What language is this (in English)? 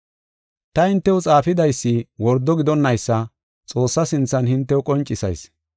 Gofa